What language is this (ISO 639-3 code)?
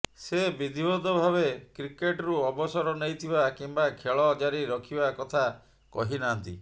ori